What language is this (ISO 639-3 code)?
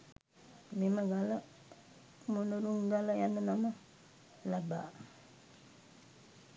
sin